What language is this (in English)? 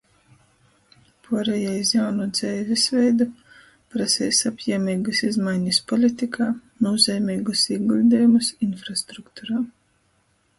Latgalian